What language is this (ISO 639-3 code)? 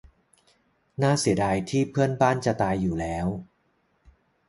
tha